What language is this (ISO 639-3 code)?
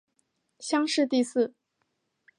zho